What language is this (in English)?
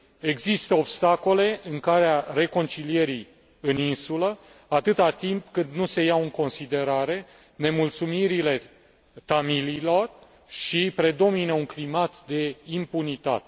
Romanian